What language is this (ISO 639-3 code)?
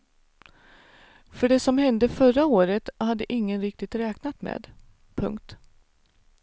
swe